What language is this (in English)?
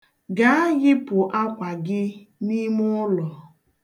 Igbo